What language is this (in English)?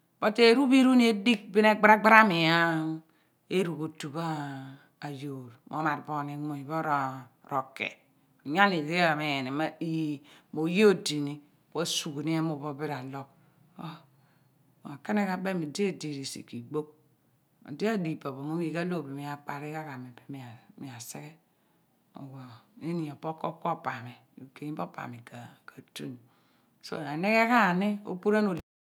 Abua